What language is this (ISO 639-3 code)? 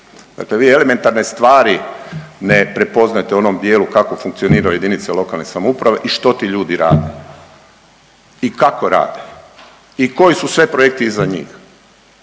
hrv